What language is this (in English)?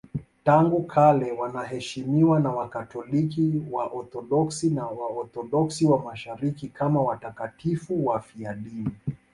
Swahili